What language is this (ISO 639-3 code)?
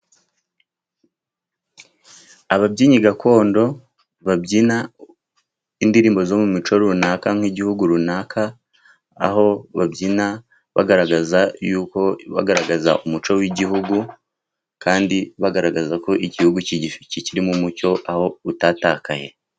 kin